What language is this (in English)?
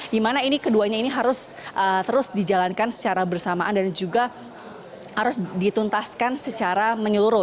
Indonesian